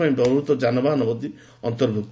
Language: Odia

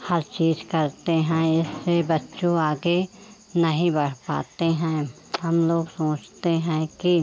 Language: Hindi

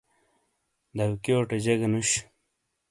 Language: Shina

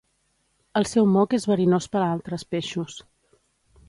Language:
Catalan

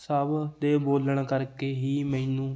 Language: Punjabi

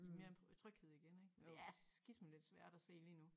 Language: Danish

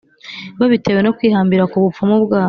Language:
Kinyarwanda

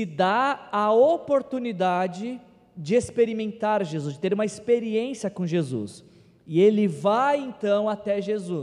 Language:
Portuguese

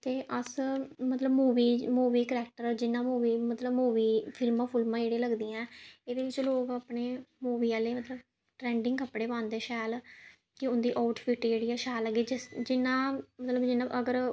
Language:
Dogri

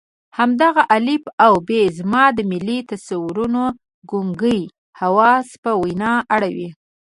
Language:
Pashto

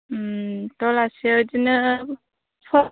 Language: Bodo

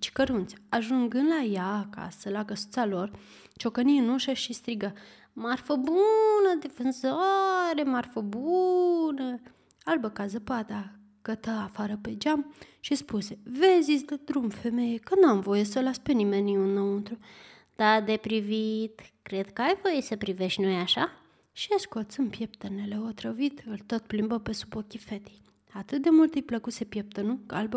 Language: Romanian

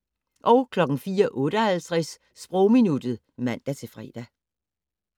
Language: Danish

